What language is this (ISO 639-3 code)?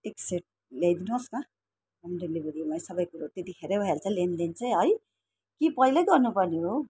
nep